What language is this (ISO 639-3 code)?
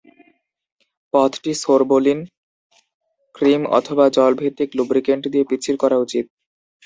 ben